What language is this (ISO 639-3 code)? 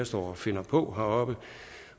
dan